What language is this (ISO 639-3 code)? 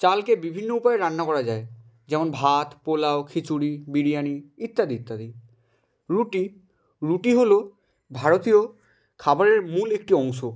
ben